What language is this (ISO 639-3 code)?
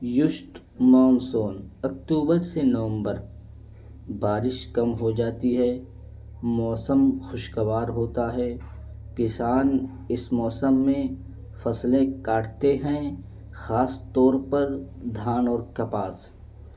urd